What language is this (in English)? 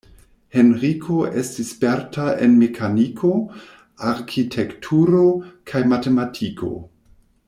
Esperanto